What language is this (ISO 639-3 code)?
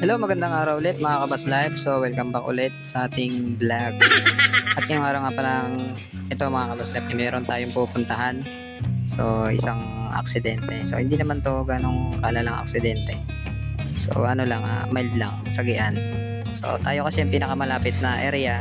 fil